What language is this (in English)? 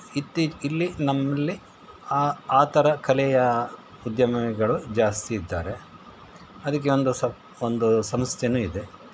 Kannada